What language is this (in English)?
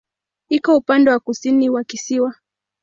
Swahili